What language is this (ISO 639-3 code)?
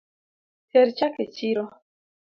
luo